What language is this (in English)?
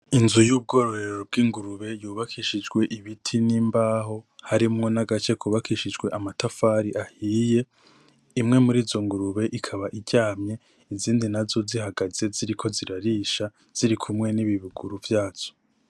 Rundi